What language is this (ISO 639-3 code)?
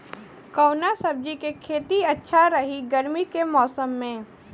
bho